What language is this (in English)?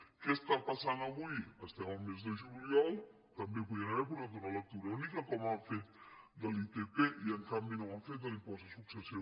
Catalan